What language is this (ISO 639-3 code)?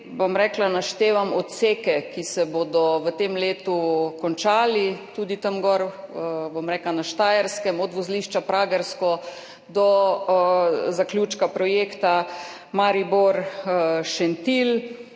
slv